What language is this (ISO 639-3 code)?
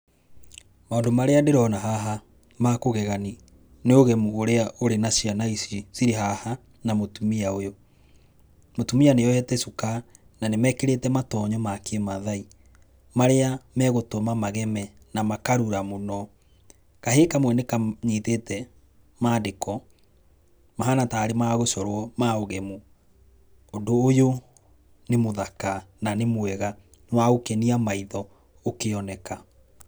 kik